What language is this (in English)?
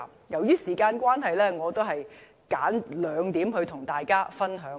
Cantonese